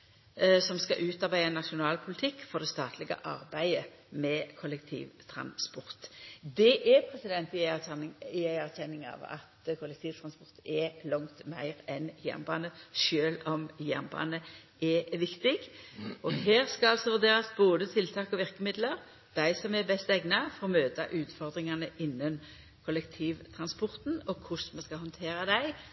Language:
Norwegian Nynorsk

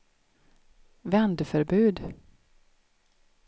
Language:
Swedish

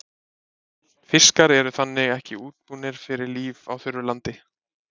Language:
Icelandic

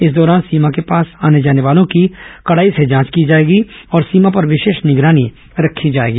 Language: Hindi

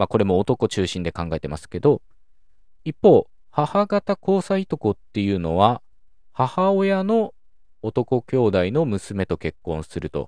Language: Japanese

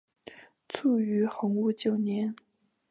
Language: Chinese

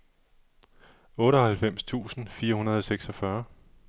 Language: Danish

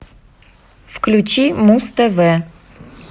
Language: Russian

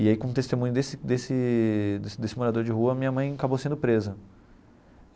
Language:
Portuguese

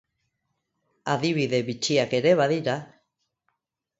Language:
Basque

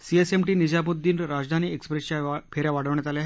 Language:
Marathi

